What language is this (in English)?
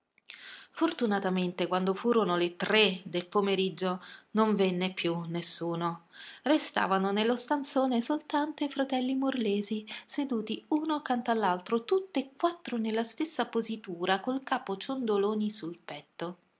Italian